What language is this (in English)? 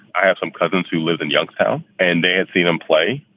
English